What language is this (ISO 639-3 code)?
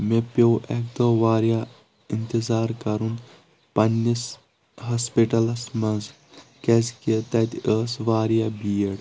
kas